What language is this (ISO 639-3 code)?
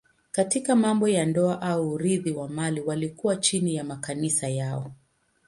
swa